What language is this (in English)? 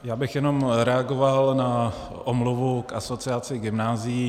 Czech